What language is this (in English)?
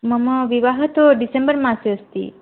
Sanskrit